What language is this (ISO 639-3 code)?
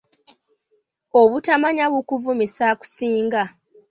lug